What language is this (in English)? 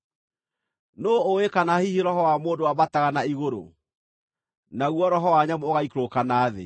Kikuyu